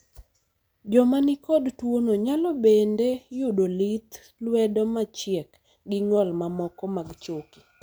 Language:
Luo (Kenya and Tanzania)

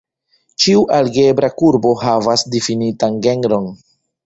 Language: Esperanto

